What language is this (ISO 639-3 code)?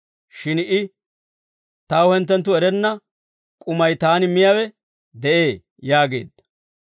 dwr